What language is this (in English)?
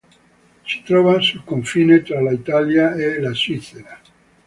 Italian